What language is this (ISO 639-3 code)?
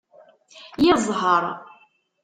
kab